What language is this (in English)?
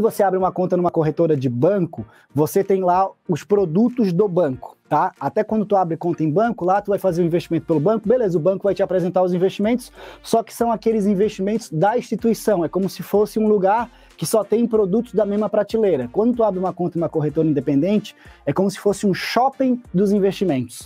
Portuguese